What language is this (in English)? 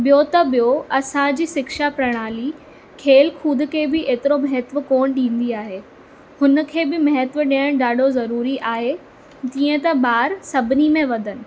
Sindhi